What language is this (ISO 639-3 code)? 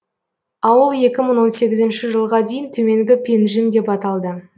kaz